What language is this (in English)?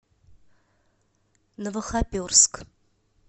Russian